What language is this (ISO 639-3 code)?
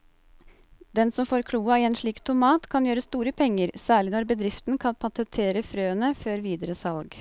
nor